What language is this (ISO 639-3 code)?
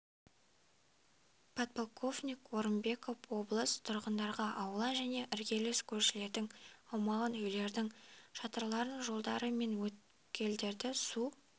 kaz